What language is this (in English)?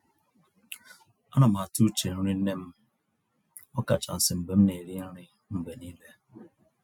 Igbo